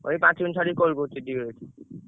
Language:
Odia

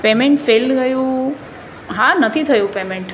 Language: Gujarati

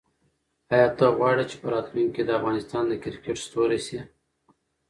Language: Pashto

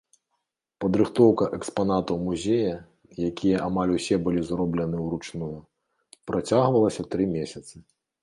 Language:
Belarusian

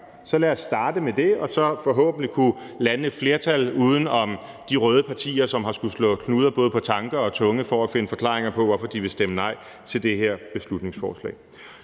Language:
Danish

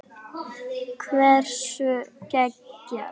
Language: Icelandic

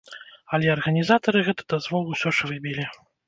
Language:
Belarusian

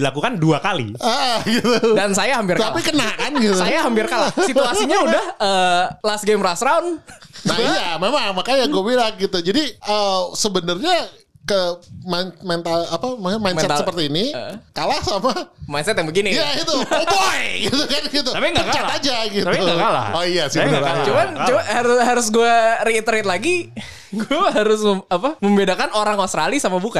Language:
Indonesian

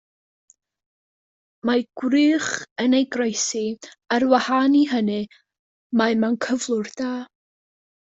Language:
Welsh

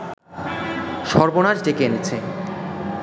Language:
Bangla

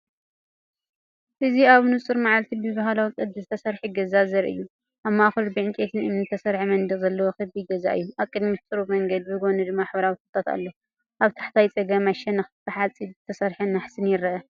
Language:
Tigrinya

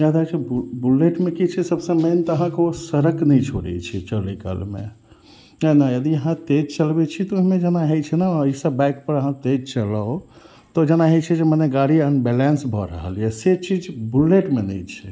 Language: Maithili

